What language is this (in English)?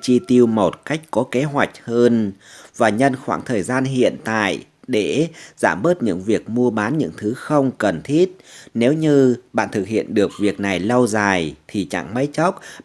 Vietnamese